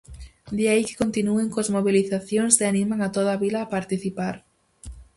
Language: Galician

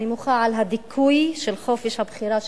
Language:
Hebrew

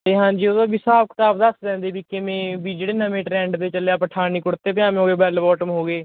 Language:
Punjabi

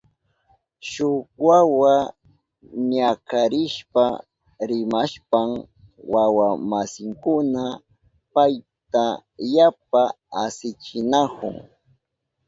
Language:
Southern Pastaza Quechua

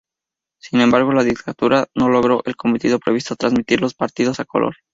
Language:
Spanish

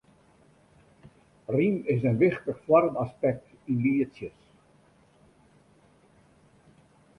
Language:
Western Frisian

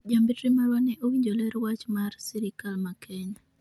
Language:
Luo (Kenya and Tanzania)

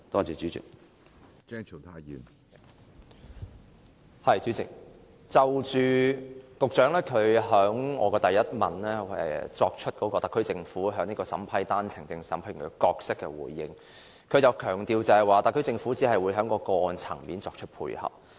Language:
Cantonese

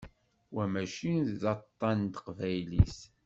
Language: Kabyle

